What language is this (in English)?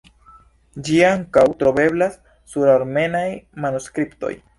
Esperanto